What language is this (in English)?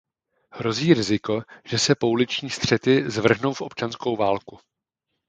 Czech